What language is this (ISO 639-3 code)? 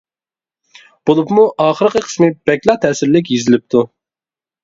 uig